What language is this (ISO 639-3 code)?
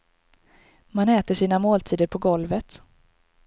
swe